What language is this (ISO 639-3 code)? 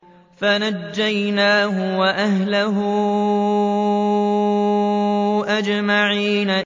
ara